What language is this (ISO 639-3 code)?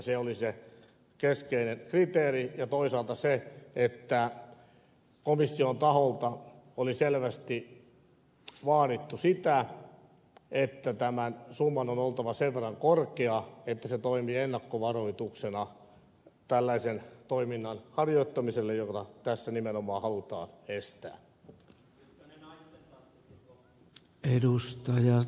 fin